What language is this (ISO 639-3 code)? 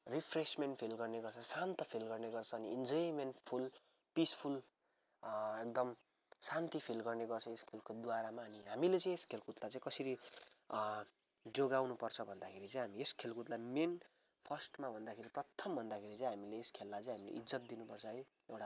nep